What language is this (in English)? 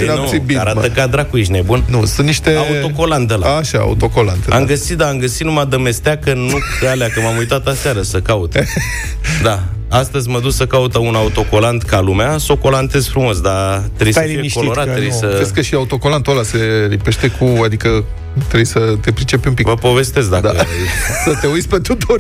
Romanian